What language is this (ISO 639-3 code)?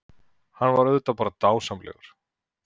isl